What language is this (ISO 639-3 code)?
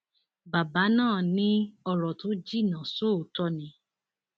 yor